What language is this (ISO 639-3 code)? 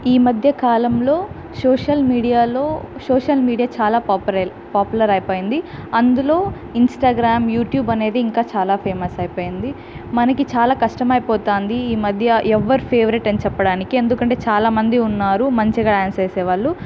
tel